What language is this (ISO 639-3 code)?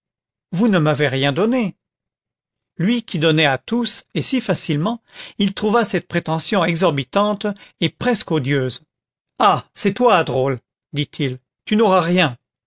fra